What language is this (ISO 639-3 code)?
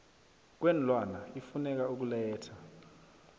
nbl